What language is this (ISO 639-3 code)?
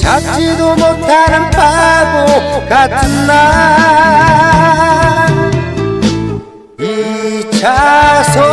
kor